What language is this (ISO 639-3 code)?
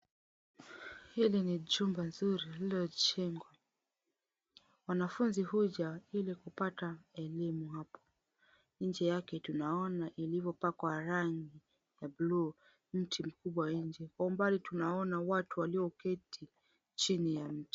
swa